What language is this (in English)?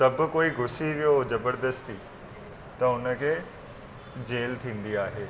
Sindhi